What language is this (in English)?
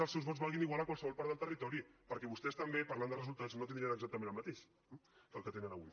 Catalan